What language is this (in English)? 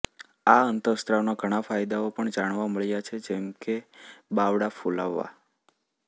Gujarati